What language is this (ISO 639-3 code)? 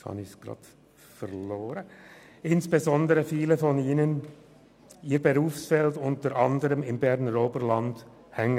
gsw